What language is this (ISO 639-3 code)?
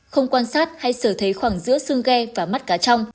vie